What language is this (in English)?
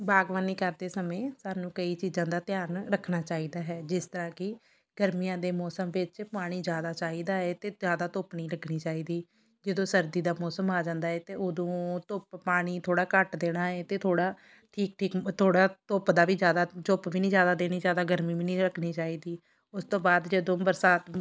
Punjabi